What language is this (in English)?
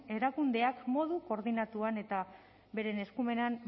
Basque